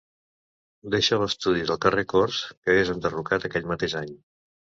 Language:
Catalan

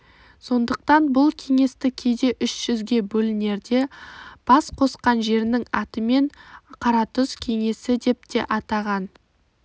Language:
Kazakh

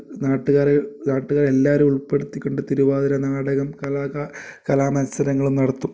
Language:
Malayalam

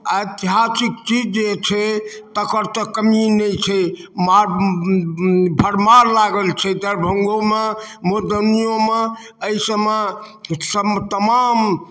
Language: Maithili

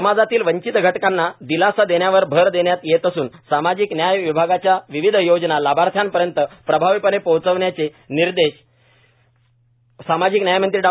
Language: Marathi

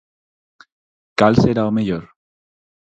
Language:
Galician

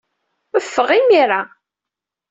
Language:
Kabyle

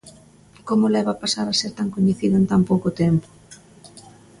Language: Galician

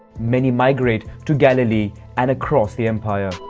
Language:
English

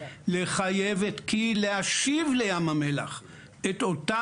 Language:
Hebrew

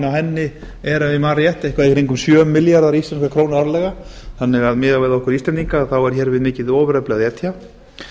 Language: Icelandic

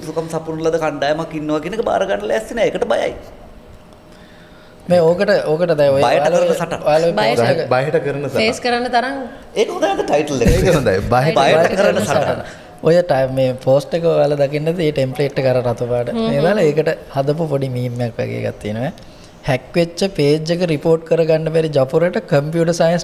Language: Indonesian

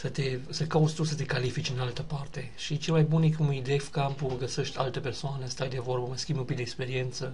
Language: Romanian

